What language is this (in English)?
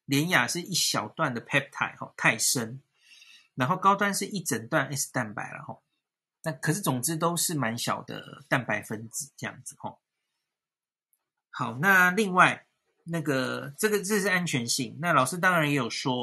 Chinese